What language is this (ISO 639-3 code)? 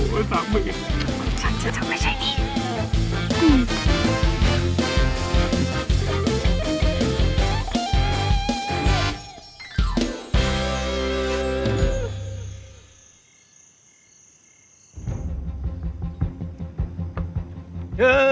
tha